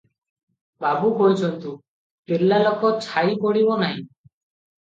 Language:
Odia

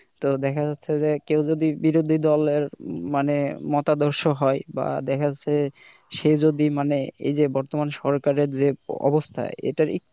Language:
Bangla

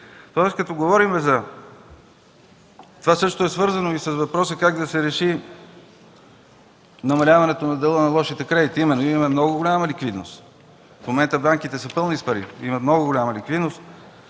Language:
Bulgarian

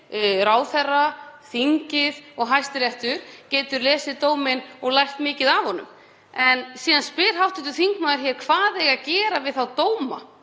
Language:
Icelandic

